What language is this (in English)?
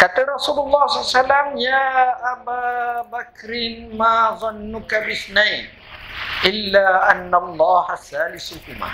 Malay